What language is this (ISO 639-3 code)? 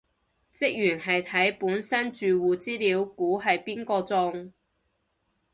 yue